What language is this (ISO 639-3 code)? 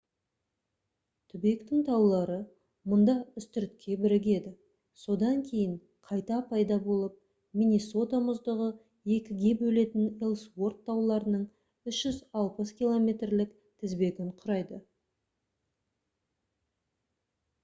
kaz